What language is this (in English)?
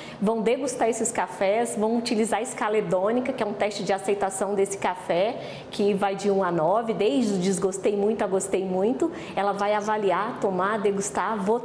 Portuguese